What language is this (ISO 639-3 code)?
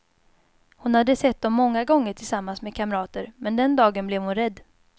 swe